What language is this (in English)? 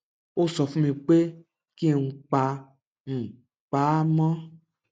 Yoruba